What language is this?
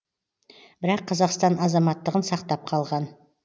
Kazakh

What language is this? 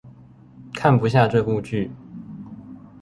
Chinese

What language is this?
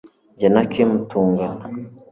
Kinyarwanda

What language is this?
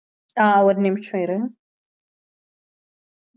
Tamil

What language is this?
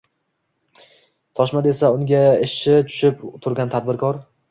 Uzbek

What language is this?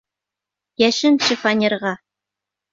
Bashkir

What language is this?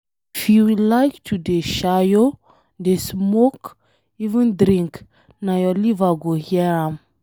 Nigerian Pidgin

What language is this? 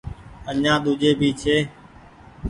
Goaria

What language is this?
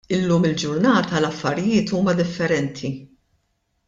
Maltese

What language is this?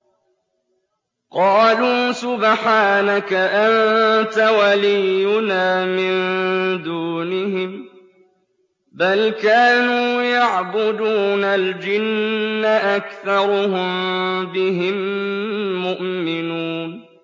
Arabic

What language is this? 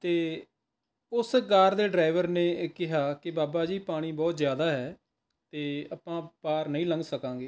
Punjabi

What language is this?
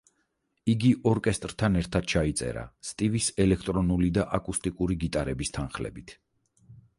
Georgian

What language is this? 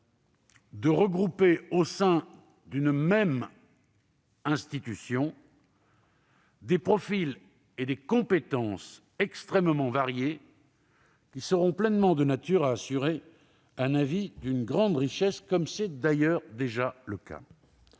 French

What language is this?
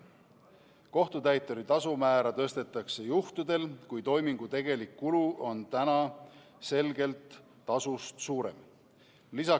Estonian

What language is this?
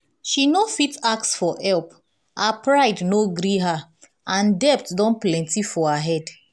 Nigerian Pidgin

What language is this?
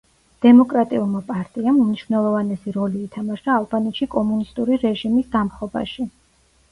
Georgian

